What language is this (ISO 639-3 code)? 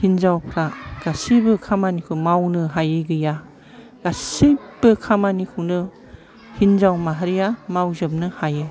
brx